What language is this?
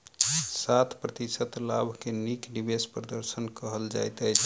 Maithili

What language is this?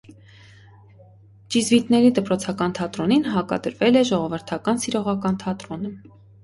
Armenian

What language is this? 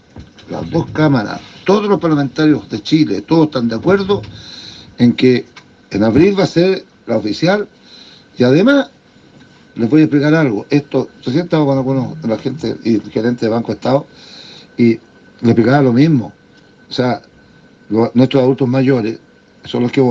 Spanish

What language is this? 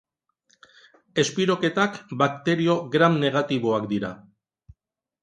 Basque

